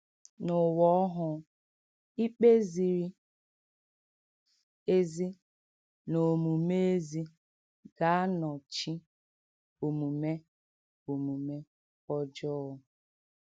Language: Igbo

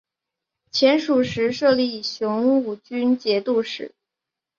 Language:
Chinese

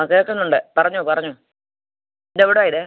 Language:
Malayalam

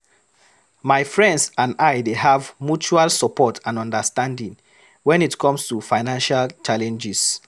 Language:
Nigerian Pidgin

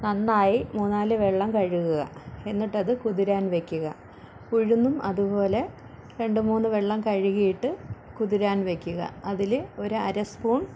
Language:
Malayalam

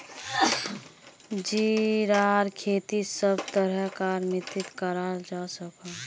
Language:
Magahi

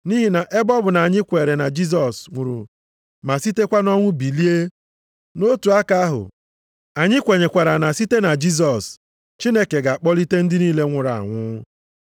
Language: Igbo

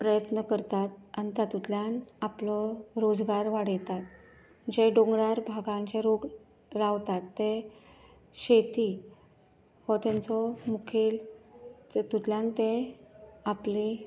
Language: Konkani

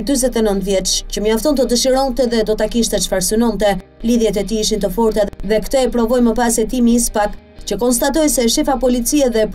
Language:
Romanian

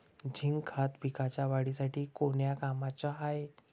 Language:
Marathi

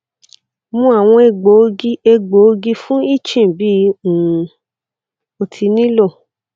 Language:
Yoruba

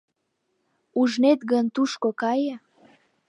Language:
Mari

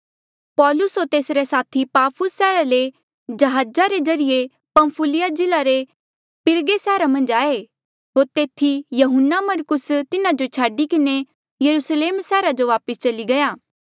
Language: Mandeali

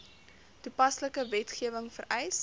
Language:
Afrikaans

